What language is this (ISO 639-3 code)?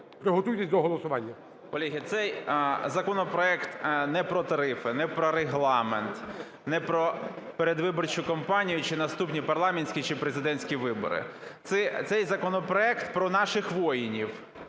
ukr